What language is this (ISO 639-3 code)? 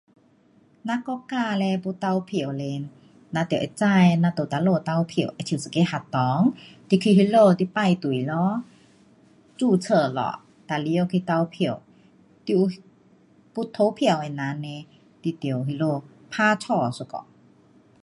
cpx